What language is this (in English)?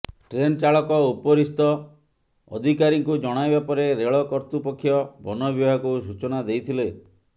Odia